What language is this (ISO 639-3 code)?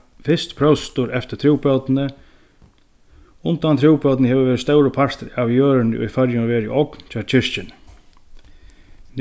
fao